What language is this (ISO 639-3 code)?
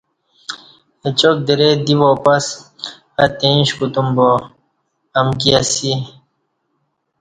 bsh